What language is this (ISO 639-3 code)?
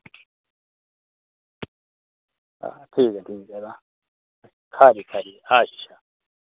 doi